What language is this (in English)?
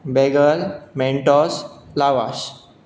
Konkani